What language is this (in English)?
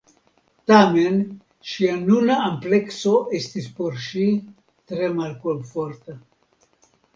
Esperanto